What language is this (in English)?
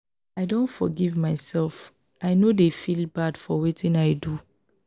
Nigerian Pidgin